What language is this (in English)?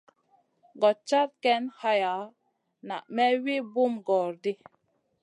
Masana